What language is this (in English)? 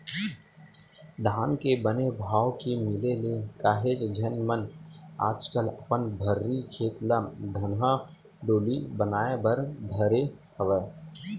Chhattisgarhi